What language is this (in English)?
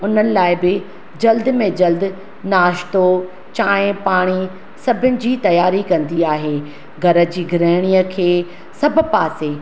Sindhi